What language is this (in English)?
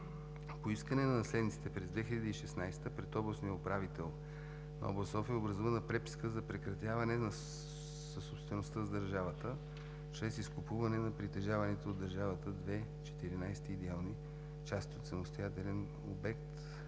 Bulgarian